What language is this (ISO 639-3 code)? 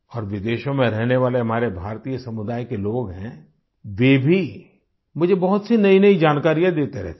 hin